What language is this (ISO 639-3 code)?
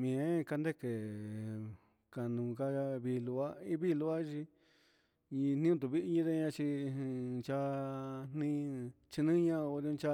mxs